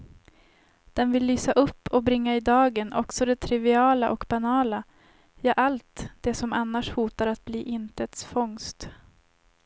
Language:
Swedish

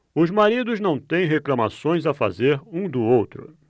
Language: Portuguese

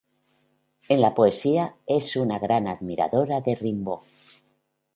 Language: Spanish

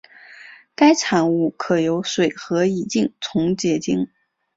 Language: Chinese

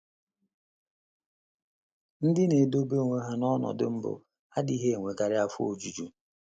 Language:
Igbo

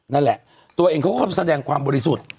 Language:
Thai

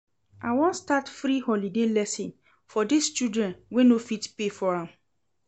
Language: Nigerian Pidgin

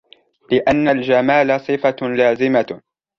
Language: Arabic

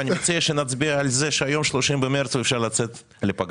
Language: Hebrew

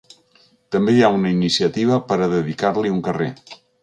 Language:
Catalan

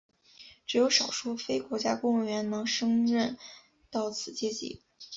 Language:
Chinese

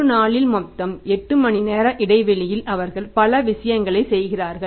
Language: Tamil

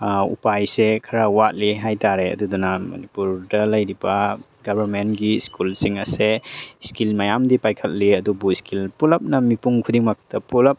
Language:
Manipuri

